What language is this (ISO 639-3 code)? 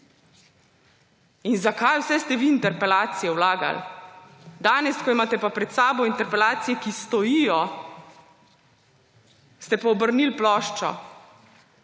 slv